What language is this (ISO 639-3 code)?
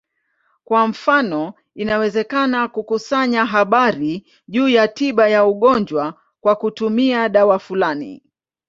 swa